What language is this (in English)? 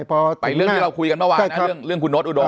Thai